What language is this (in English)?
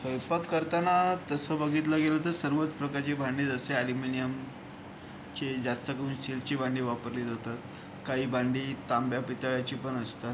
Marathi